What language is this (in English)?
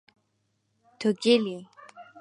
Central Kurdish